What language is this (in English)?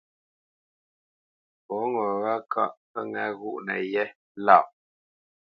Bamenyam